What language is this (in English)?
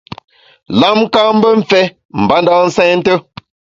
Bamun